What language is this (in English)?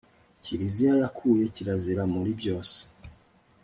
Kinyarwanda